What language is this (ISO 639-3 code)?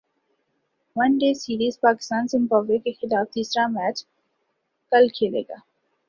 urd